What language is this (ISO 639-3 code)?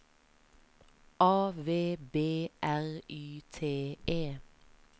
nor